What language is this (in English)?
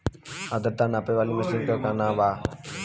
Bhojpuri